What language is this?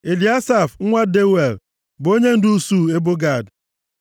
Igbo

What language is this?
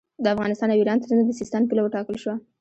Pashto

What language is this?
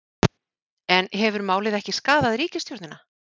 Icelandic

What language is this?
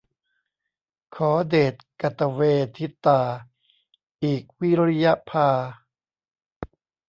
Thai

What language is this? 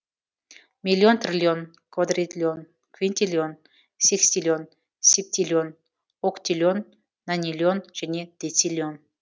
Kazakh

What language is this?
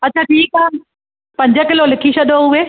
Sindhi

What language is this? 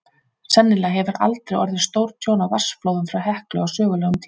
Icelandic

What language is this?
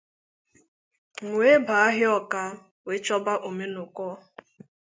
Igbo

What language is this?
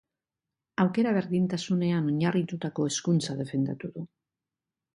Basque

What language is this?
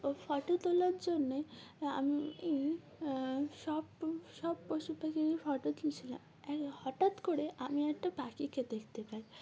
Bangla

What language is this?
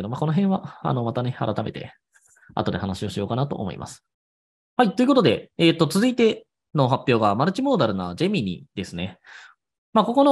Japanese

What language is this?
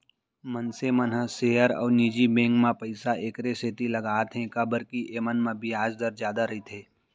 Chhattisgarhi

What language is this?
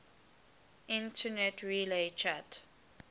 English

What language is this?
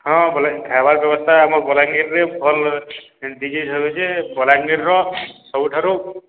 Odia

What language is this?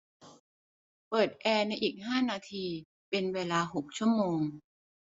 Thai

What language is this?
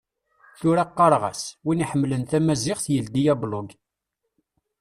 Kabyle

